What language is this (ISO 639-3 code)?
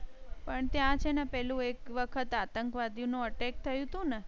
guj